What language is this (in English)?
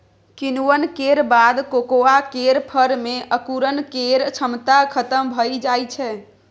Maithili